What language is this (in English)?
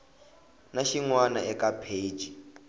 Tsonga